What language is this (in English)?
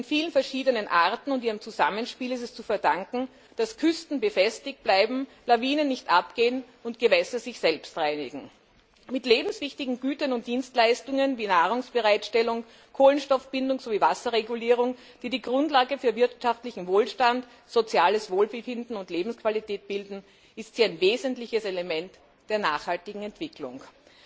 German